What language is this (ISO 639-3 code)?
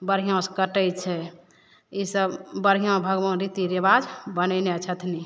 mai